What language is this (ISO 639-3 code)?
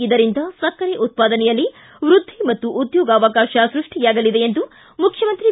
kan